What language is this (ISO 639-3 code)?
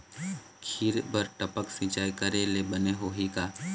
hne